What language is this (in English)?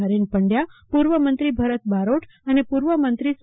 Gujarati